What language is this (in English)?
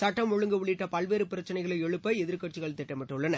Tamil